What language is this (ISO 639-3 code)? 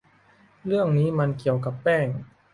tha